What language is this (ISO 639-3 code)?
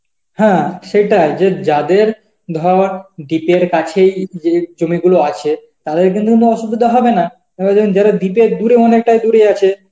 ben